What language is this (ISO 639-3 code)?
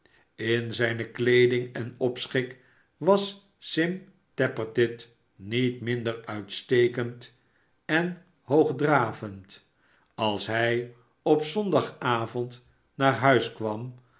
nld